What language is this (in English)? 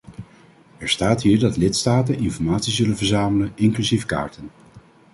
Dutch